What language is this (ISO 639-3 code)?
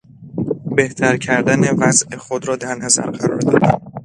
fas